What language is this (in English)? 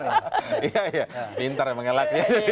Indonesian